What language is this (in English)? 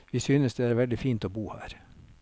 Norwegian